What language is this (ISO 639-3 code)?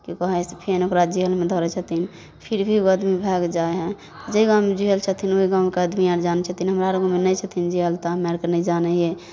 mai